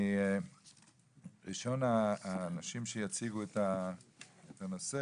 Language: Hebrew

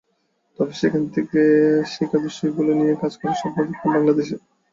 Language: Bangla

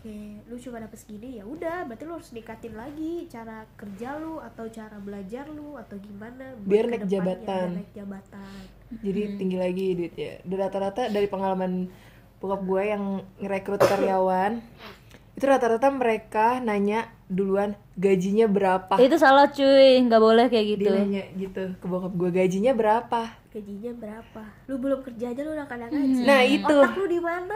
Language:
Indonesian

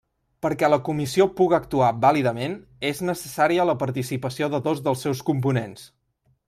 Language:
Catalan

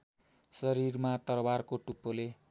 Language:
Nepali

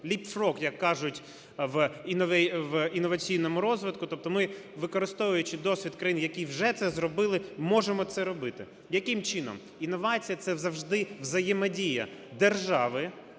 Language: Ukrainian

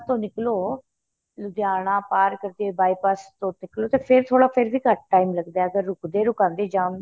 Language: Punjabi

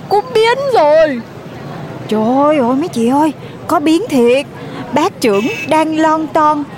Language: Vietnamese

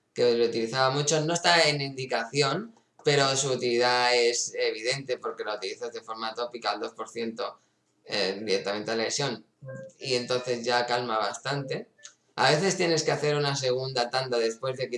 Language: Spanish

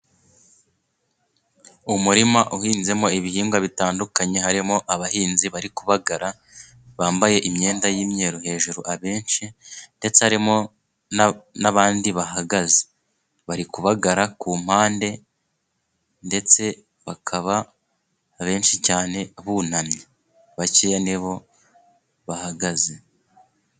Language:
Kinyarwanda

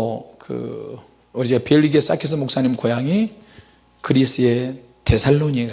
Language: Korean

